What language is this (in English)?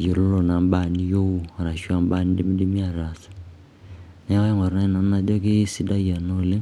Masai